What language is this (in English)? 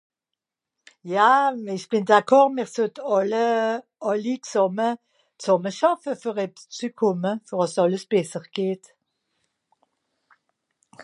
Swiss German